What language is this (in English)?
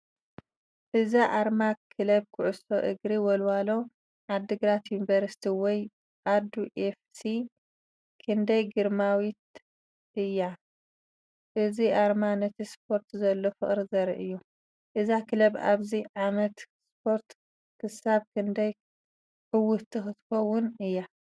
Tigrinya